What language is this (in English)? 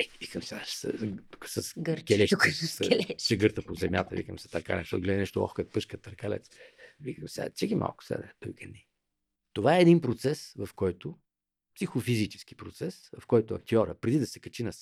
Bulgarian